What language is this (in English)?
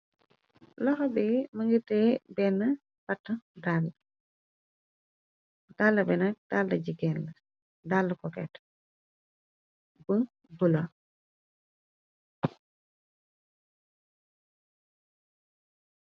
Wolof